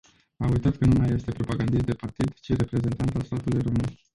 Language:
Romanian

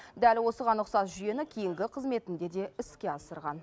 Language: Kazakh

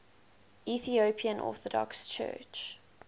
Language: English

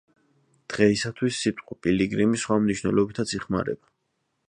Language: Georgian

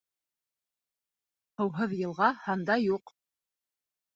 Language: Bashkir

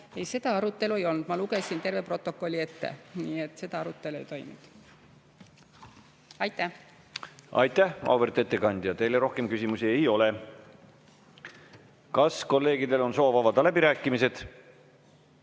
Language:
Estonian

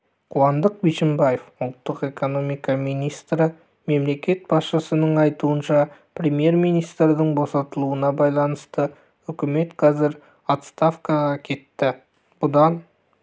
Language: Kazakh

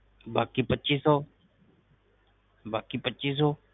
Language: Punjabi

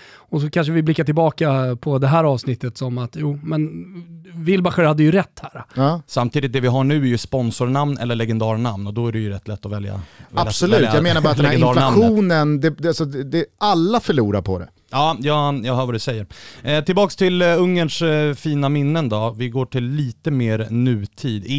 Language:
Swedish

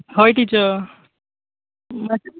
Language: Konkani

